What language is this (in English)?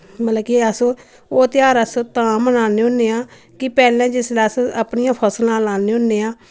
Dogri